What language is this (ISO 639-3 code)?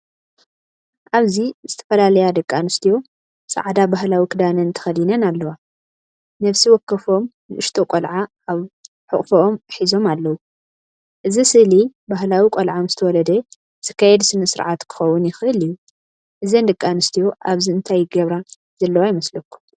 tir